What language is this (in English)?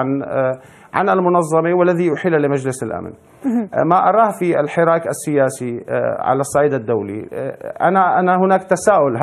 Arabic